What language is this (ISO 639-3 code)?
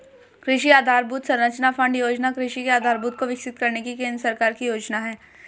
hin